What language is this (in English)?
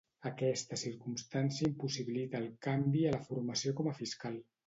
Catalan